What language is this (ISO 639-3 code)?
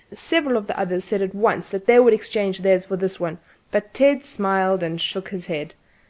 eng